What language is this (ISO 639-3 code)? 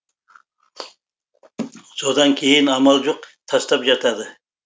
kaz